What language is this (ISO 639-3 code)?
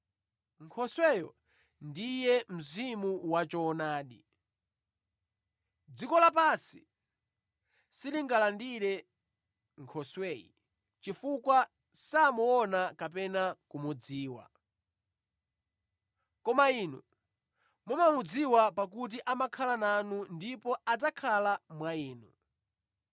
nya